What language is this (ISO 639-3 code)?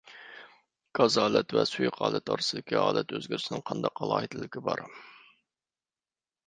uig